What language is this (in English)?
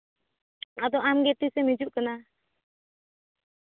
Santali